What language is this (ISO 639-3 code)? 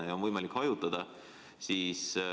est